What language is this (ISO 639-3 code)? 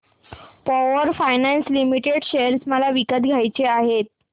mar